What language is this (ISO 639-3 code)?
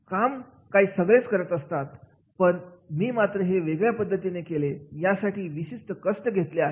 mar